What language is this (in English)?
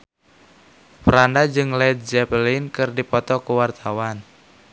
Sundanese